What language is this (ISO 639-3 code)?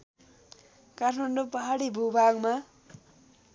nep